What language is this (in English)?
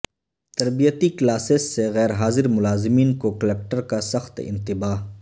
Urdu